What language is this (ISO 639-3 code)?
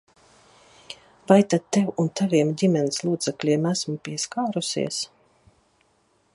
lav